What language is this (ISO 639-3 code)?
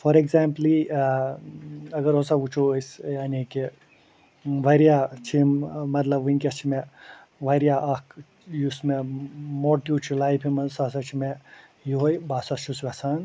kas